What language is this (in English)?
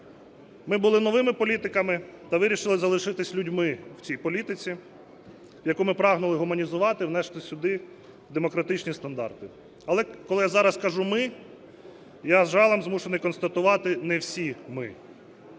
Ukrainian